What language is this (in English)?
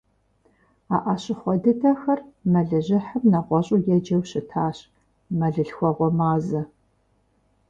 Kabardian